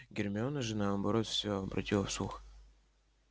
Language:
Russian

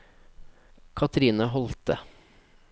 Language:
Norwegian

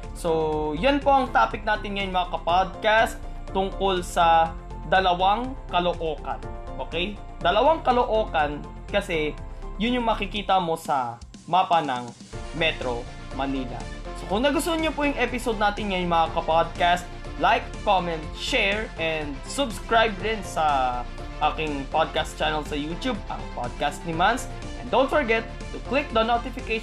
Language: Filipino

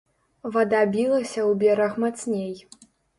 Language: Belarusian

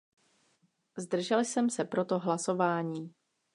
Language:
Czech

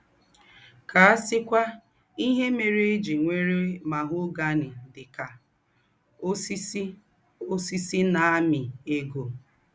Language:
Igbo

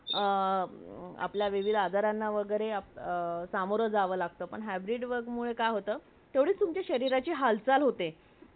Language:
Marathi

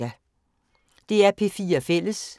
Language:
Danish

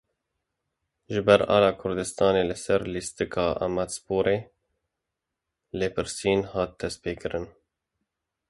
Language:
Kurdish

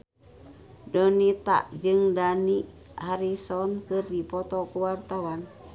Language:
Sundanese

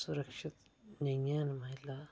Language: Dogri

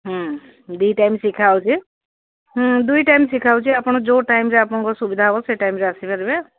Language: Odia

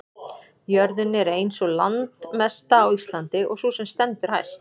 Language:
Icelandic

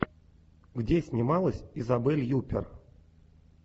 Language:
Russian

